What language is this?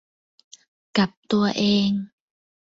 Thai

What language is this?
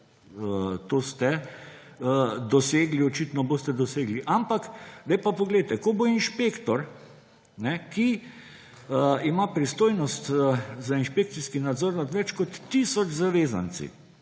Slovenian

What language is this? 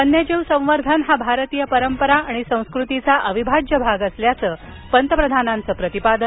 Marathi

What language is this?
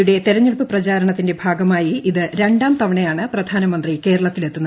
Malayalam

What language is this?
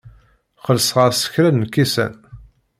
Kabyle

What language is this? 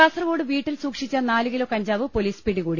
Malayalam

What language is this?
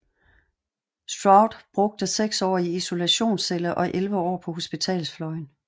Danish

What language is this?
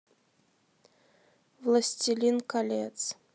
Russian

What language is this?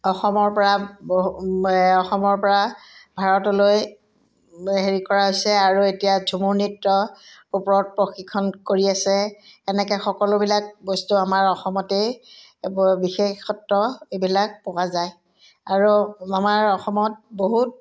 Assamese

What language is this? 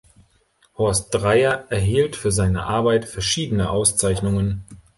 German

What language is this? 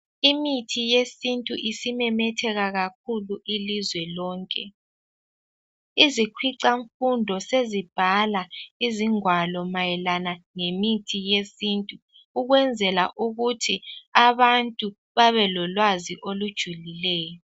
North Ndebele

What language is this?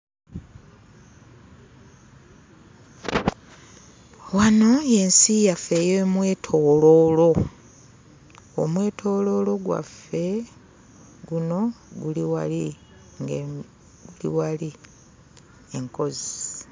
Ganda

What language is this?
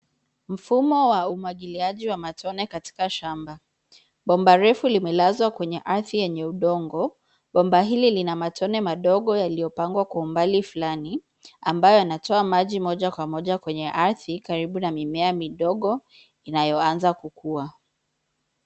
Swahili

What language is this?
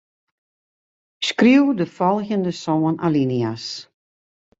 Western Frisian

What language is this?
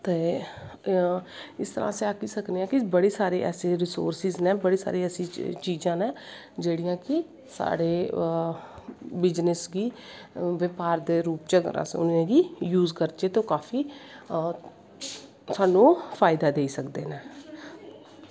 Dogri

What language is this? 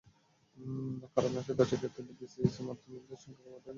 Bangla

